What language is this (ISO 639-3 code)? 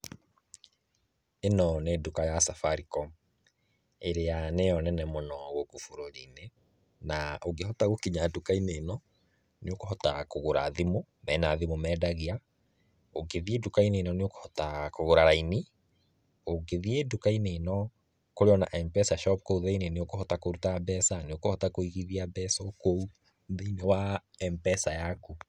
kik